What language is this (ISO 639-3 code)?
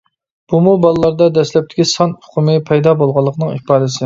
uig